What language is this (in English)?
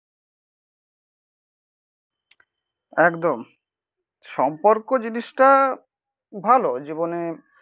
Bangla